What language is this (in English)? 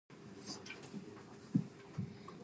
Chinese